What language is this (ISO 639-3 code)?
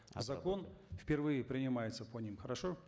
kaz